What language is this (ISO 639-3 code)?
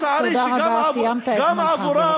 heb